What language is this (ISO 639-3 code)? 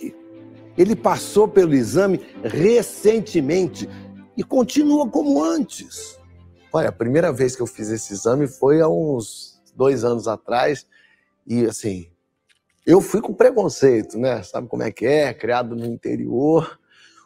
por